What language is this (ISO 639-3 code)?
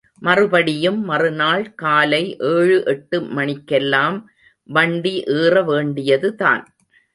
tam